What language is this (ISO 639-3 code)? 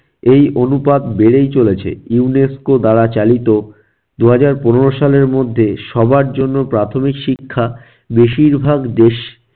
ben